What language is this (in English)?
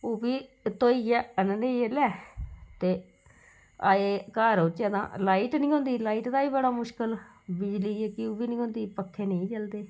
Dogri